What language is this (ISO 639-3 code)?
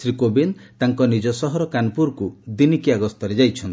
ori